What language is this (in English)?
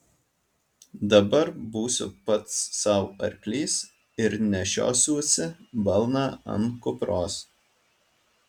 Lithuanian